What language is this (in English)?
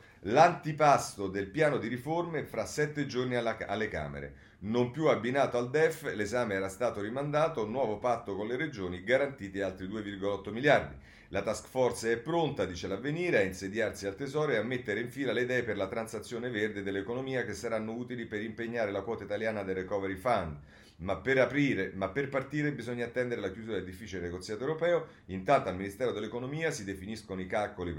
Italian